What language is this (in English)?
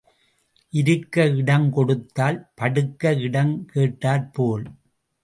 Tamil